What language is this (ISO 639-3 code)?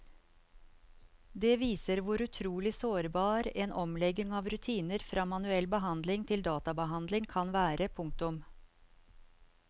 nor